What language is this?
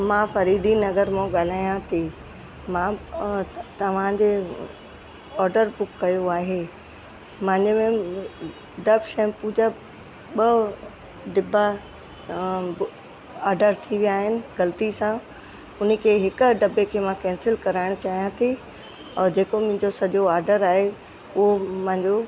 Sindhi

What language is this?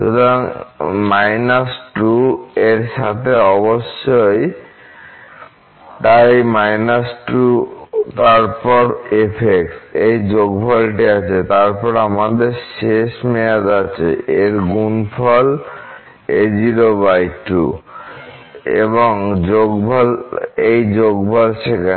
Bangla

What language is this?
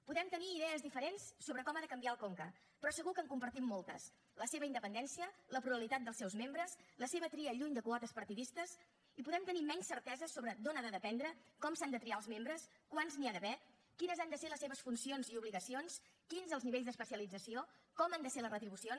Catalan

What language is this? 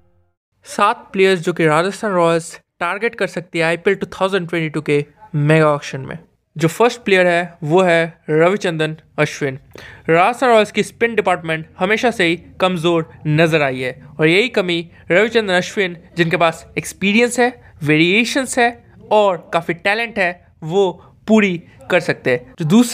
Hindi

